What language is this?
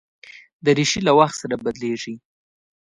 Pashto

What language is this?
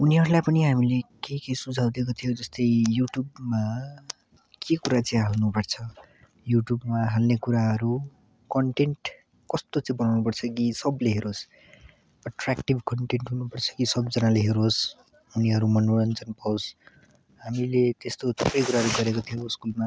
Nepali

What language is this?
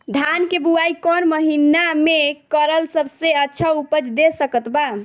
Bhojpuri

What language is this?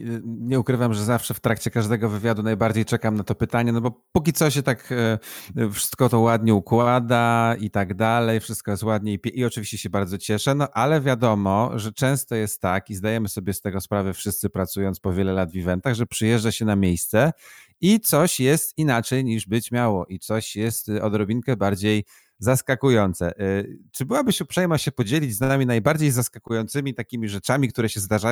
Polish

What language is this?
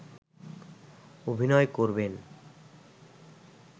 Bangla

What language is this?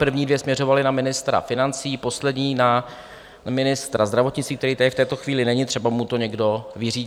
Czech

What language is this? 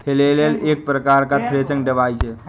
Hindi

